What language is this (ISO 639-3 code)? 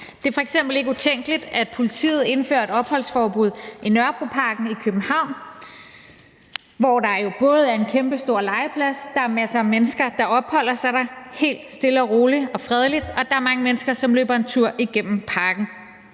dan